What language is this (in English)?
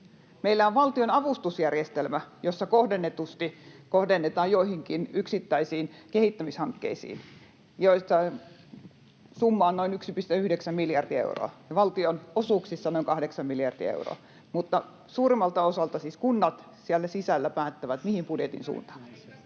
Finnish